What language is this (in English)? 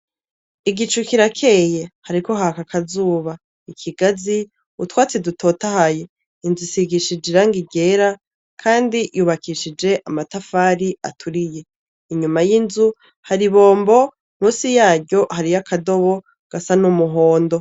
Rundi